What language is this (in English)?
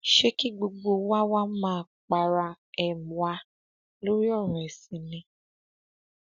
Yoruba